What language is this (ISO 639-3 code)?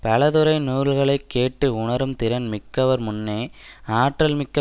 tam